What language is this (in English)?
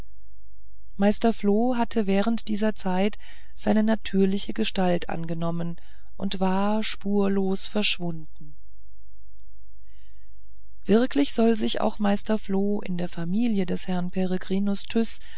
German